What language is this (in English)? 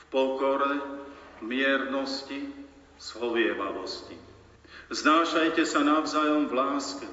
Slovak